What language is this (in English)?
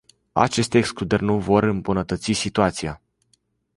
Romanian